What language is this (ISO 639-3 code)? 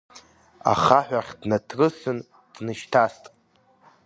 abk